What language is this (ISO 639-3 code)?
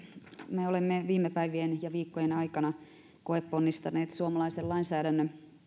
fin